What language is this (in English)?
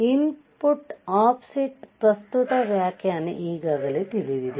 Kannada